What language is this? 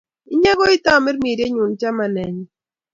Kalenjin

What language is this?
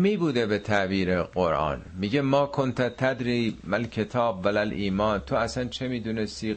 Persian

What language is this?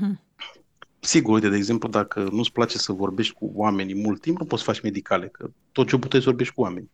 Romanian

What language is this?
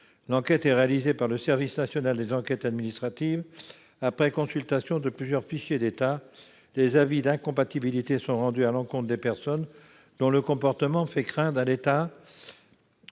French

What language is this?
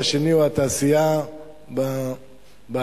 Hebrew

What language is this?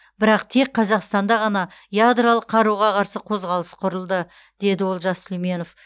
Kazakh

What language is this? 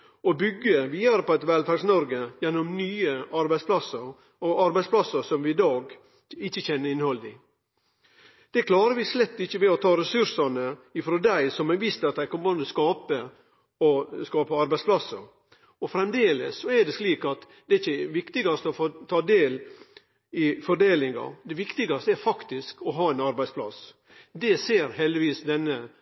Norwegian Nynorsk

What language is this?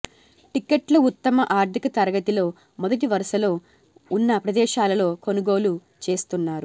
Telugu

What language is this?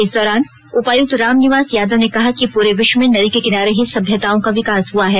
Hindi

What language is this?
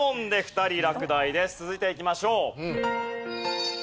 Japanese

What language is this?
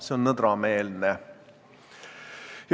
Estonian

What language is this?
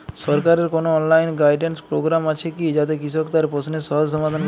Bangla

